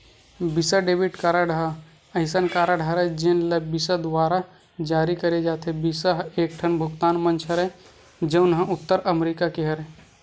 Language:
Chhattisgarhi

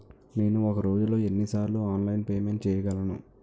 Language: Telugu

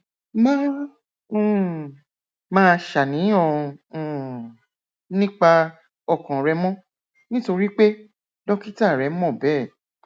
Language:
Yoruba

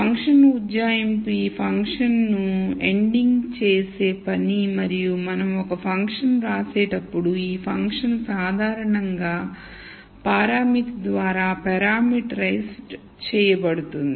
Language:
Telugu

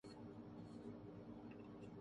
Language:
Urdu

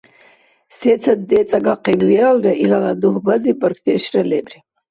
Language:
Dargwa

